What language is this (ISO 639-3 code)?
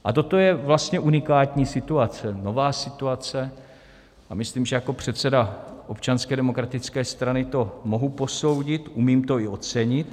ces